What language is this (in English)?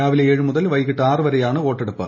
Malayalam